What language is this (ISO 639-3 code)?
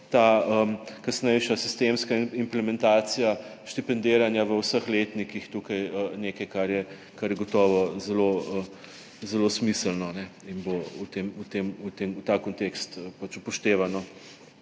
slv